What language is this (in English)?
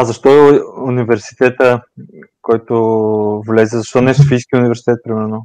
Bulgarian